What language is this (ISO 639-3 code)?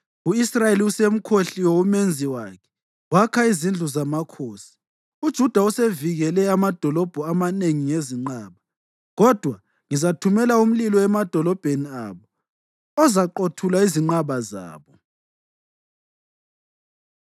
nde